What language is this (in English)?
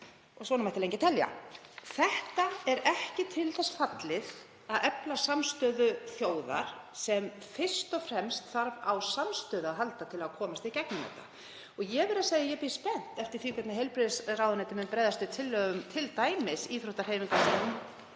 Icelandic